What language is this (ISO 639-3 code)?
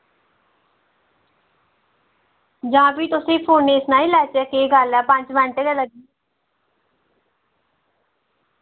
doi